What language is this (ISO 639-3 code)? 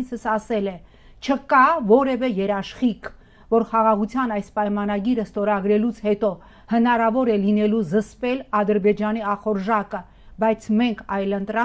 ron